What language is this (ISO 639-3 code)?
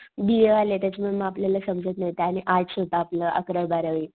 mar